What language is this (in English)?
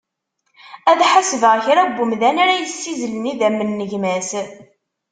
Kabyle